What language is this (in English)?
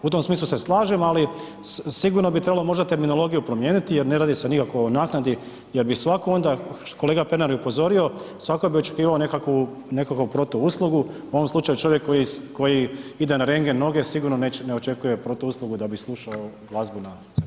Croatian